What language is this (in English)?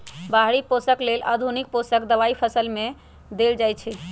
Magahi